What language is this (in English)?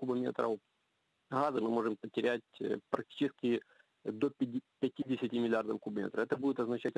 Russian